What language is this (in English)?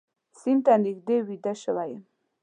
Pashto